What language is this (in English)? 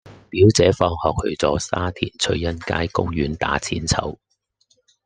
Cantonese